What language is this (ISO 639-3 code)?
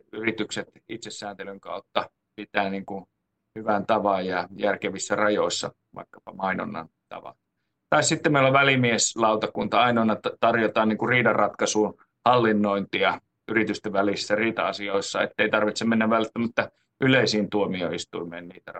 fin